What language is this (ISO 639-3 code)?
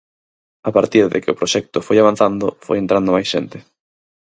glg